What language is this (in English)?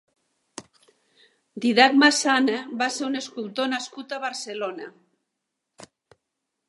Catalan